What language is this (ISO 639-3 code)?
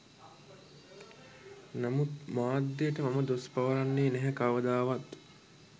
sin